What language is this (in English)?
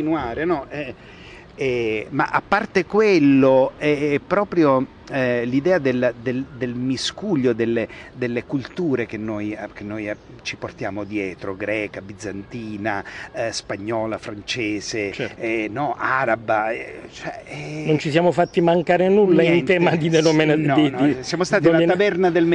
Italian